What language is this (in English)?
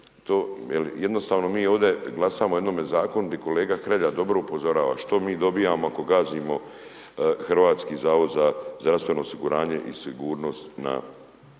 Croatian